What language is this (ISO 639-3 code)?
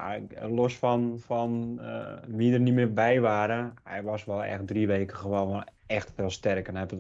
nld